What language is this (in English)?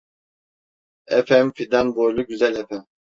Turkish